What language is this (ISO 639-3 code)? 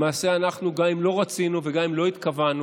heb